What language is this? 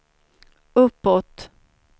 Swedish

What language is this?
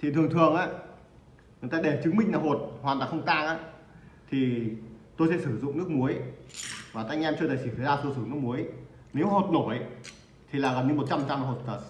Vietnamese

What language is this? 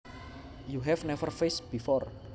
Javanese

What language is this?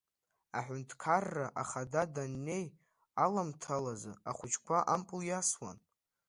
Abkhazian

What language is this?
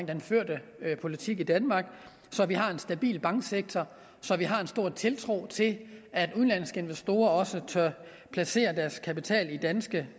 Danish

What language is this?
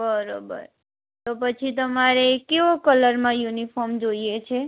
Gujarati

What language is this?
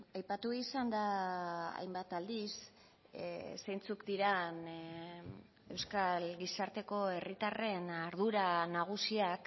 Basque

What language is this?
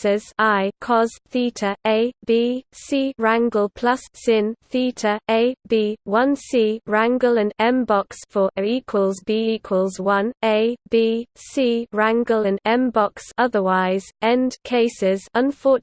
English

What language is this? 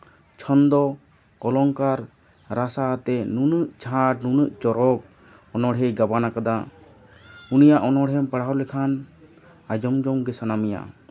Santali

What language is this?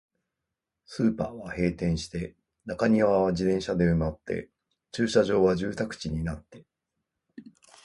Japanese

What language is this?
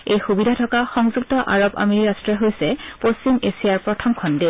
Assamese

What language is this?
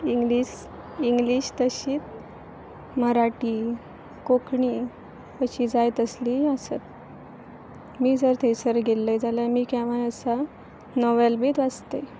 Konkani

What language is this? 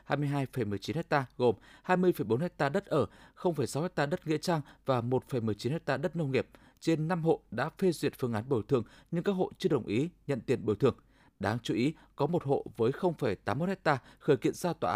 Vietnamese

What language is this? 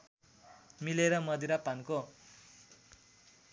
Nepali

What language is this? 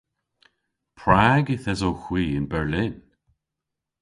Cornish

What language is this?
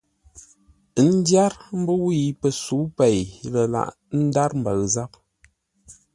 Ngombale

